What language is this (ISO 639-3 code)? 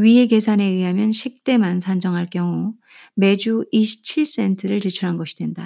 kor